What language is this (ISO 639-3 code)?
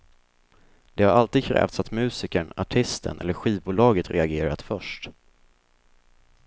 swe